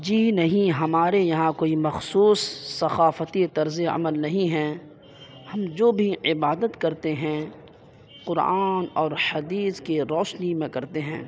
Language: Urdu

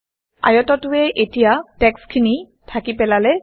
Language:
Assamese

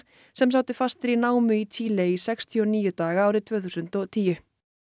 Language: Icelandic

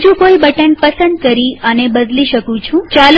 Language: Gujarati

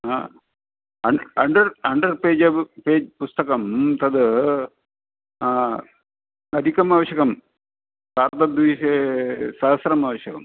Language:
Sanskrit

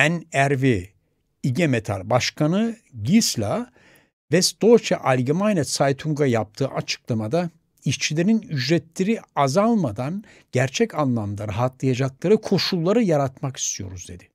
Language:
Turkish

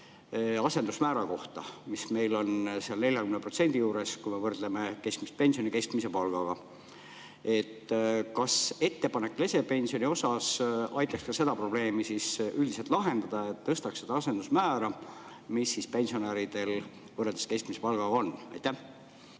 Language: Estonian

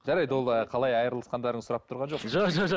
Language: Kazakh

